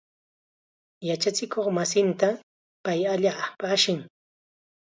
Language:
Chiquián Ancash Quechua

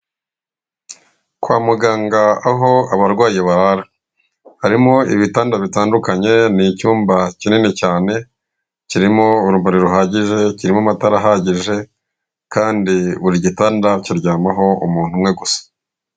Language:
Kinyarwanda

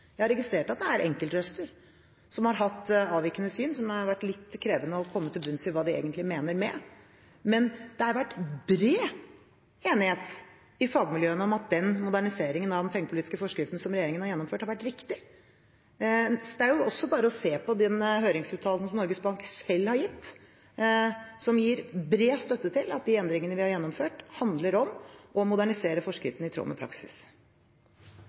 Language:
Norwegian Bokmål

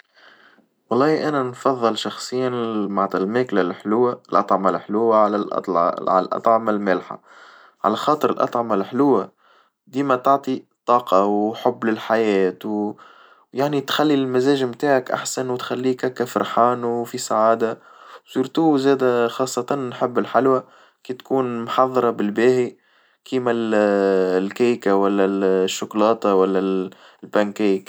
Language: Tunisian Arabic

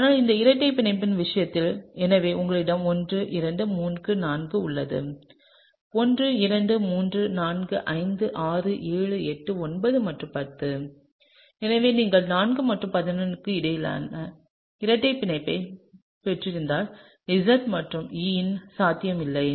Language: Tamil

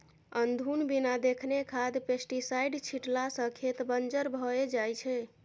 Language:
Maithili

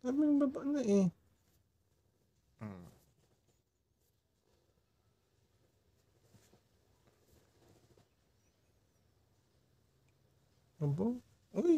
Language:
Filipino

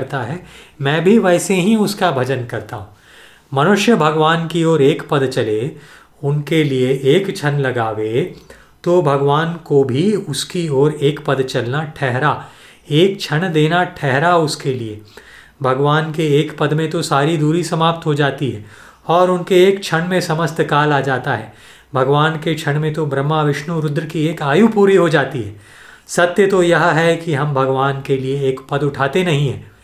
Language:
Hindi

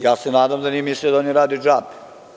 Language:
Serbian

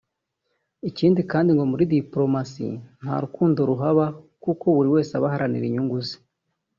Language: Kinyarwanda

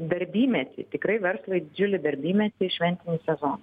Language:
Lithuanian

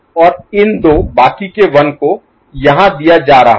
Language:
Hindi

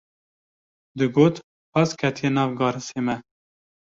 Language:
Kurdish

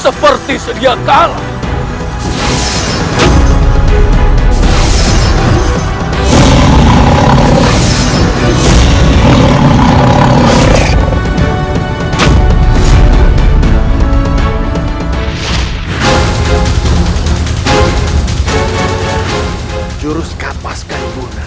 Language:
Indonesian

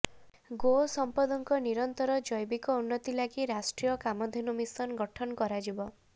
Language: Odia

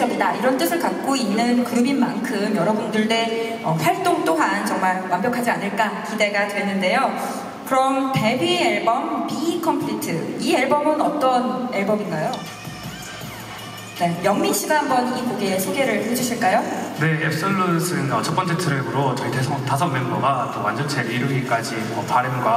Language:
Korean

